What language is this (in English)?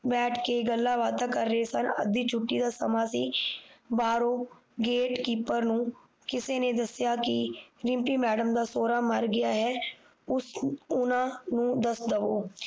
Punjabi